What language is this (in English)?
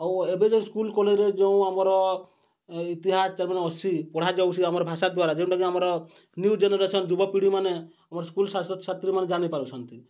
Odia